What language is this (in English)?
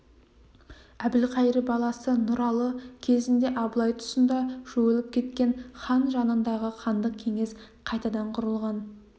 Kazakh